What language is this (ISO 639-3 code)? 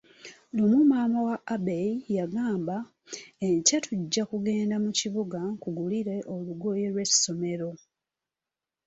lug